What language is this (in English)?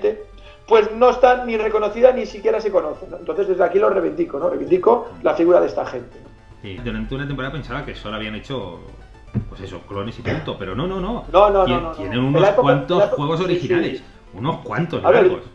Spanish